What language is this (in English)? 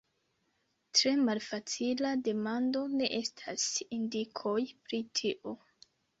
Esperanto